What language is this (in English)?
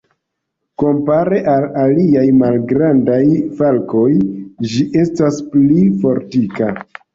Esperanto